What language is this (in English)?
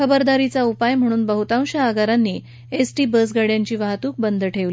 Marathi